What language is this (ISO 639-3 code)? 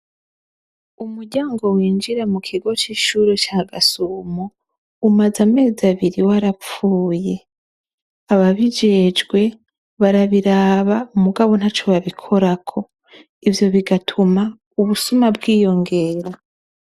run